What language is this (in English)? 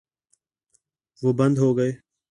Urdu